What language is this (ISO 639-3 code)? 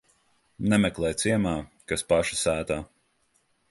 lav